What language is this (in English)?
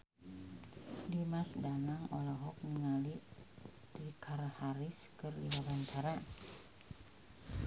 Sundanese